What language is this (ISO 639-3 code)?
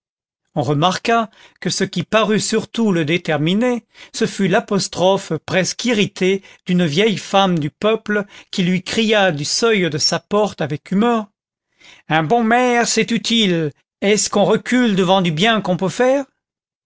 fra